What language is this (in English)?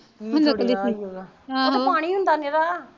Punjabi